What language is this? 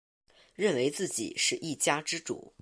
Chinese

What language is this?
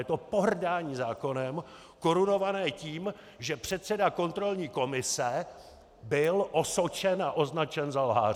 Czech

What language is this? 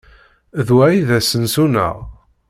Kabyle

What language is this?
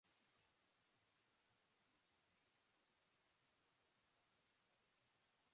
Basque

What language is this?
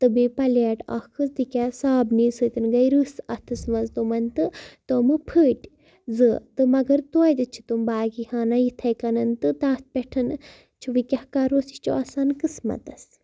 Kashmiri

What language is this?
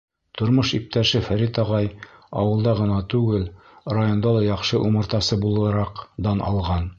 Bashkir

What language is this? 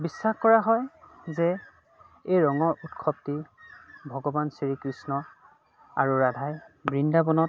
Assamese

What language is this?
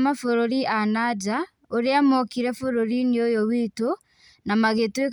Kikuyu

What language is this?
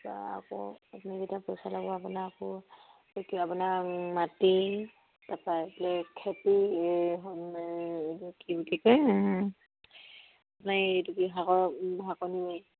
Assamese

